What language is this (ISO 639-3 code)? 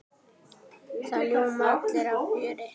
isl